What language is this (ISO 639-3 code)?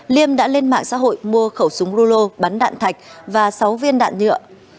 vie